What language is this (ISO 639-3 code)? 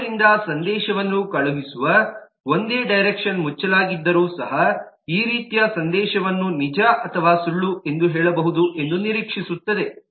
kan